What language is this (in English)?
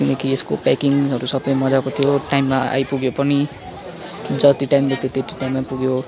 Nepali